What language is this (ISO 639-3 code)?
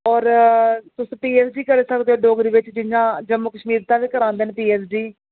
doi